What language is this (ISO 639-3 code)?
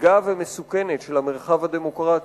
heb